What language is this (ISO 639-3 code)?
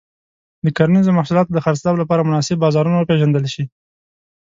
pus